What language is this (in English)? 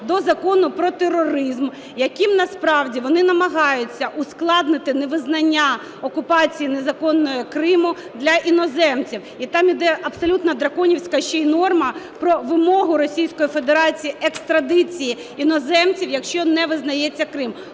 Ukrainian